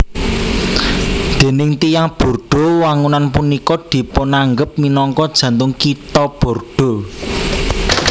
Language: Javanese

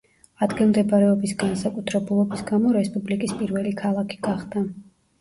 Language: Georgian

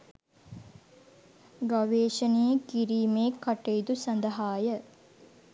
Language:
Sinhala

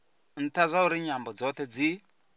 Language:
Venda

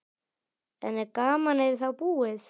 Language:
Icelandic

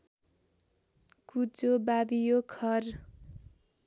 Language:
Nepali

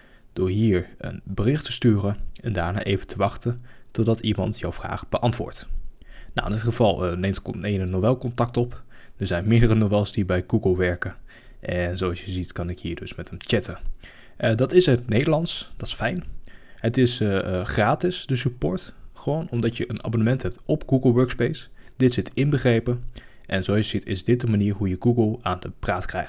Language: Dutch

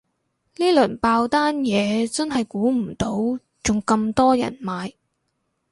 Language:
Cantonese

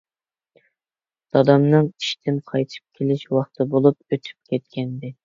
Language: Uyghur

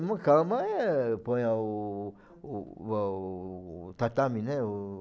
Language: Portuguese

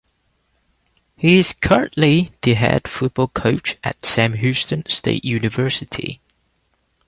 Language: English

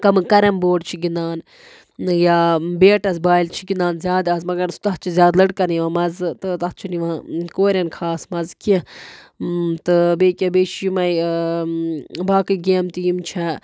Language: Kashmiri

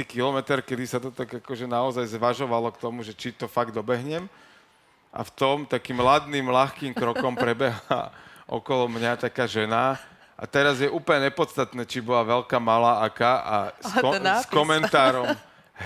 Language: Slovak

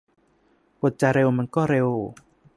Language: Thai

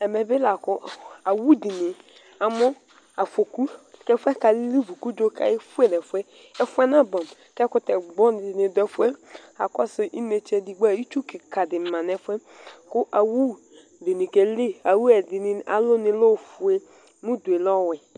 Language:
Ikposo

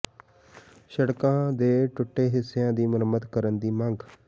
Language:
Punjabi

